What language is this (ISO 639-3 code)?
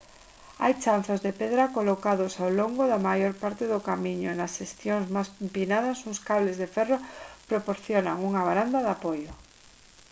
glg